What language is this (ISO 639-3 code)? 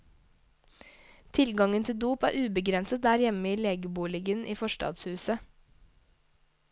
nor